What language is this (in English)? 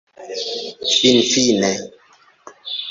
Esperanto